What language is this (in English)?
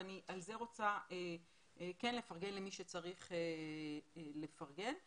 Hebrew